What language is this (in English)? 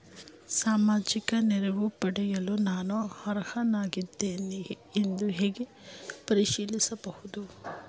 Kannada